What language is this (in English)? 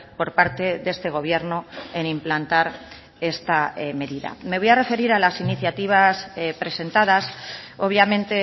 Spanish